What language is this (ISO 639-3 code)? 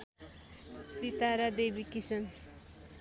nep